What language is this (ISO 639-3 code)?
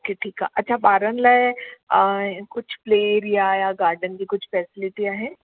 snd